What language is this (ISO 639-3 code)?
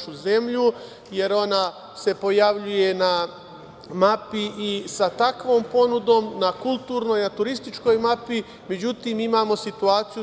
srp